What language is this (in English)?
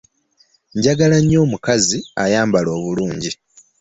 Ganda